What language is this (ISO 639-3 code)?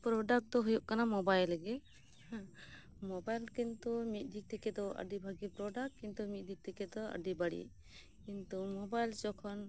sat